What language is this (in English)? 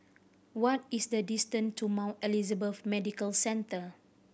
English